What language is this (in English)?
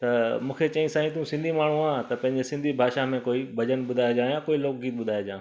Sindhi